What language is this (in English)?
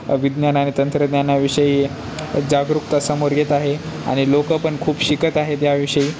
Marathi